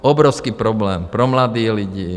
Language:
Czech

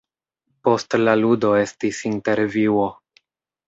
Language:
Esperanto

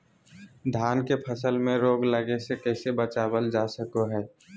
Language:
Magahi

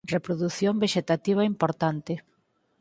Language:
Galician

